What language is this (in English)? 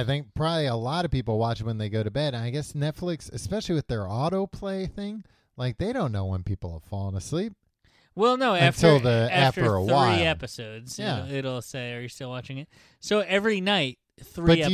English